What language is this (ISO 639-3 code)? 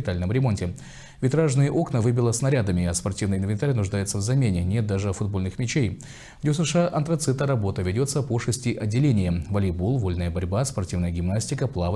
rus